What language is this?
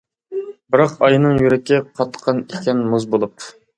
Uyghur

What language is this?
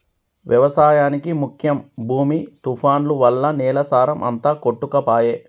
Telugu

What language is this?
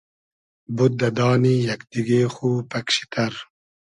Hazaragi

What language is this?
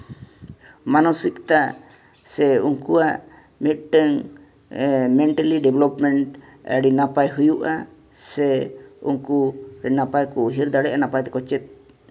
Santali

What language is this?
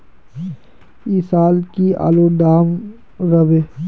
Magahi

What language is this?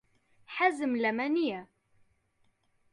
Central Kurdish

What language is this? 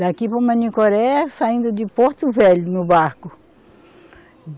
Portuguese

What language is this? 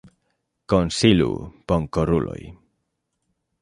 Esperanto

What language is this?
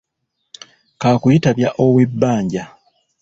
Ganda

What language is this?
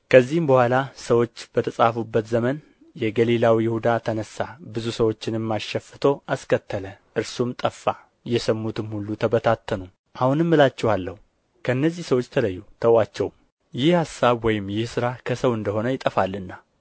Amharic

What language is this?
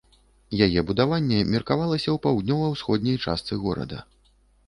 Belarusian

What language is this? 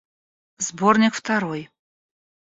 Russian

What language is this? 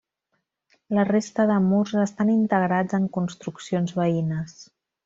Catalan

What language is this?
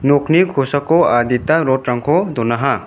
Garo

